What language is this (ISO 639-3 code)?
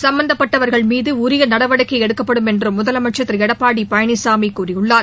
tam